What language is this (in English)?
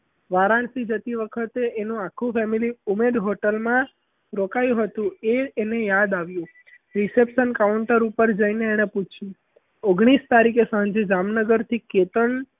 Gujarati